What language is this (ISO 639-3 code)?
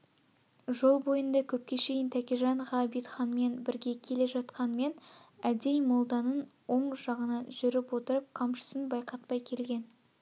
kaz